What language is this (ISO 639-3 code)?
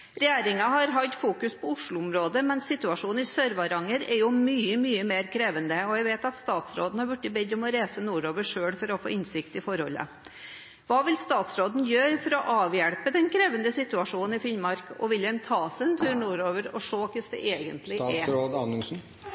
nob